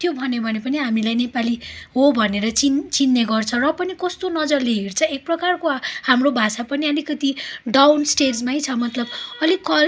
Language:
Nepali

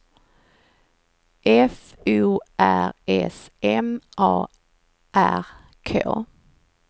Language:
Swedish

